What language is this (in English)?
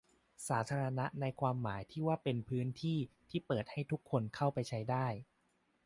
Thai